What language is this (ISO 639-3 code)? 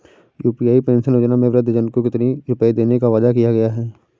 hin